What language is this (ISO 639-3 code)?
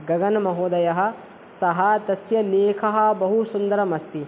san